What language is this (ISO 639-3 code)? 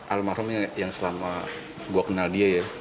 ind